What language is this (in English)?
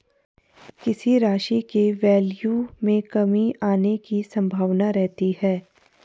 Hindi